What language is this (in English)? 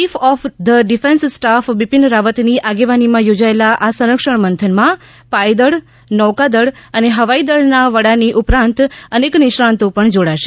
Gujarati